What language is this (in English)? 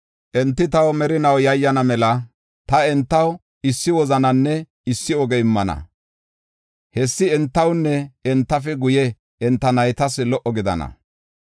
Gofa